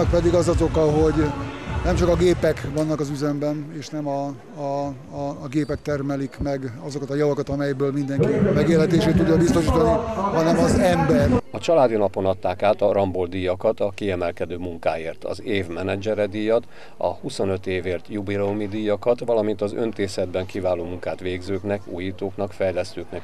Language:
Hungarian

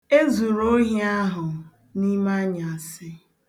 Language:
Igbo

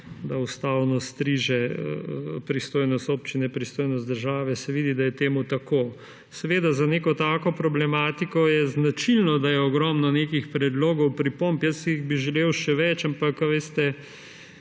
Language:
Slovenian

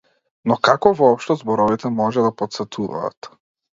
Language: Macedonian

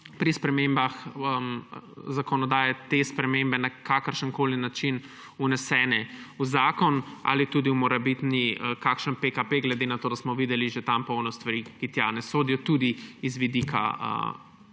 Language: Slovenian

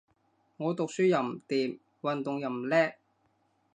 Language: Cantonese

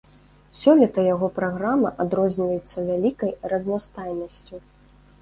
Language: Belarusian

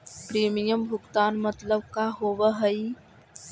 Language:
Magahi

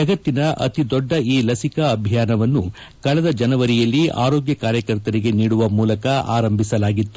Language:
Kannada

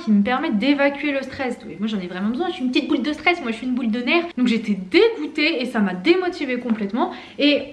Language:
French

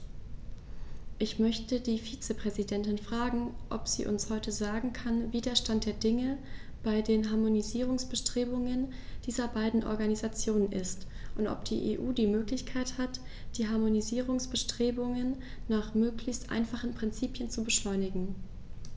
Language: German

